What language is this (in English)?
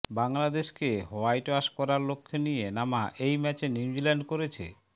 Bangla